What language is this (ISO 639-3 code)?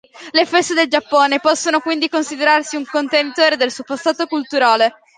ita